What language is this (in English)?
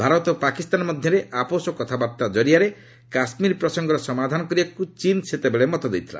Odia